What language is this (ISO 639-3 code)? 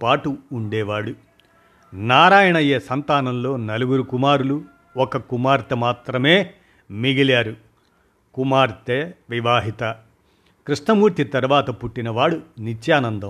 tel